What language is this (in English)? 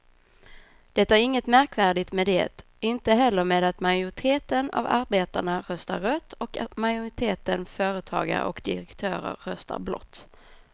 Swedish